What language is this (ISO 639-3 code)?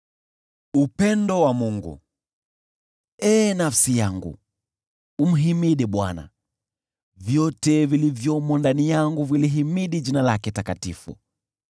swa